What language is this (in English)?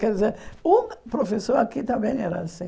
Portuguese